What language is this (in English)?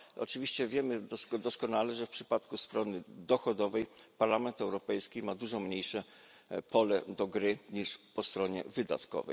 Polish